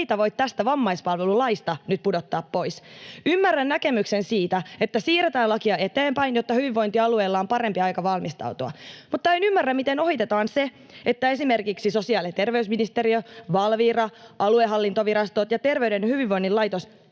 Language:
Finnish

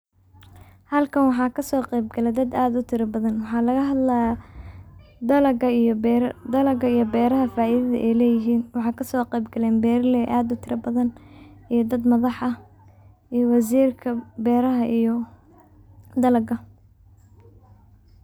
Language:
Somali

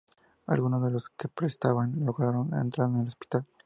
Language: Spanish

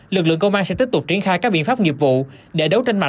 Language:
Vietnamese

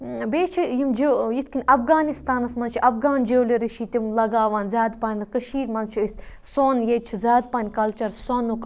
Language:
Kashmiri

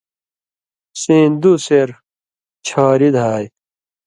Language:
Indus Kohistani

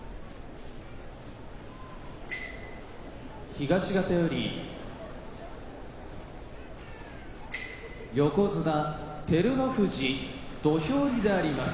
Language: Japanese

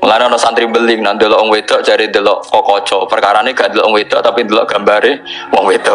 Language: Indonesian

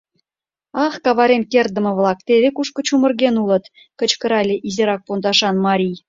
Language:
Mari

